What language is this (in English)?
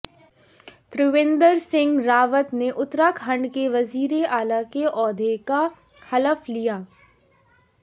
Urdu